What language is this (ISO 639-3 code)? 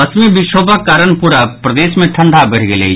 mai